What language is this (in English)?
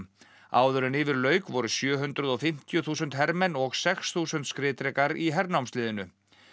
Icelandic